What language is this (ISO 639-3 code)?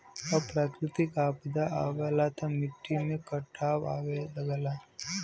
bho